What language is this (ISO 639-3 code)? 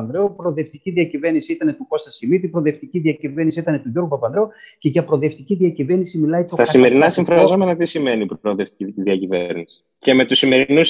ell